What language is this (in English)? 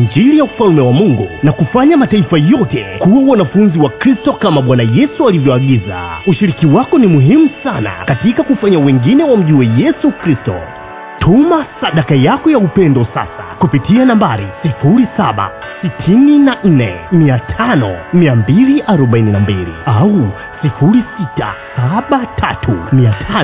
Swahili